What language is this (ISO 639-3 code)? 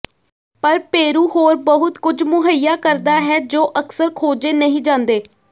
pan